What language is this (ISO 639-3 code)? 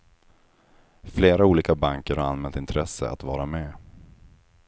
swe